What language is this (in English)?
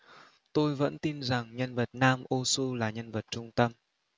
Vietnamese